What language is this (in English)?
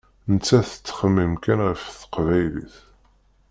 Kabyle